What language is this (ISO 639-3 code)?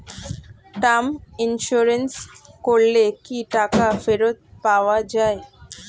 ben